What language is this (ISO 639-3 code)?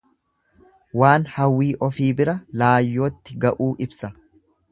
orm